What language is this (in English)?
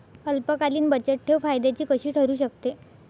Marathi